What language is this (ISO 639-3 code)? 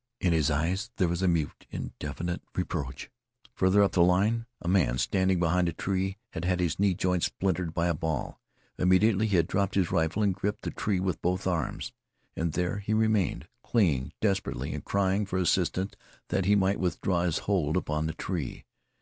eng